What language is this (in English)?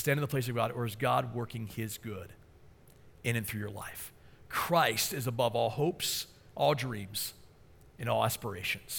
English